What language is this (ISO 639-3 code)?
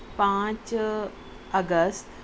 urd